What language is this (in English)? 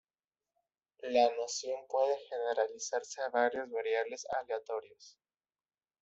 Spanish